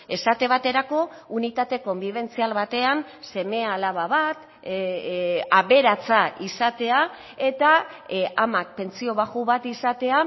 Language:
Basque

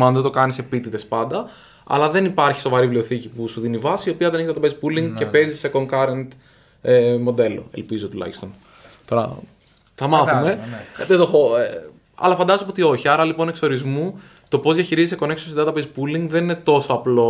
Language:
Greek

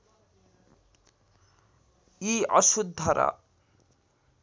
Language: Nepali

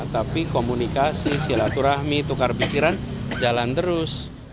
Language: Indonesian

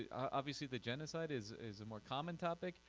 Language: English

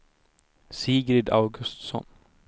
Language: Swedish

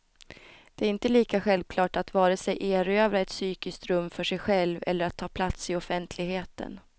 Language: Swedish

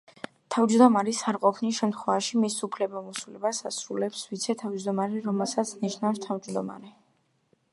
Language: Georgian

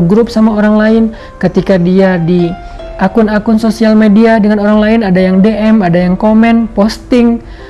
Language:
Indonesian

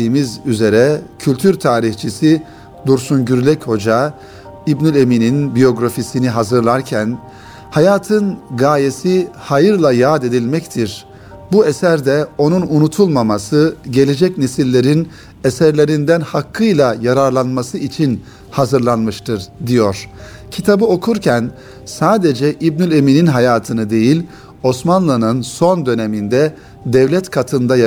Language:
Turkish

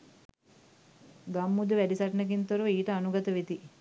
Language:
Sinhala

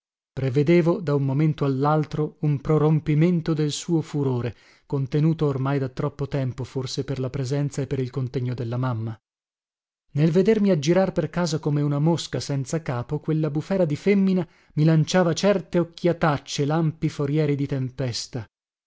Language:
Italian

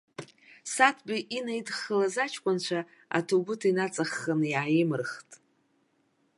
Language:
Abkhazian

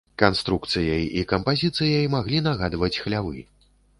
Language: Belarusian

